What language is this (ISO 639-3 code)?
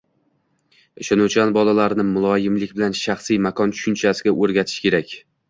uzb